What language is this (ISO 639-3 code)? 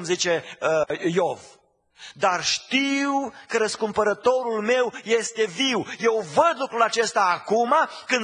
ron